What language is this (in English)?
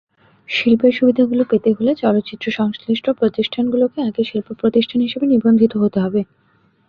Bangla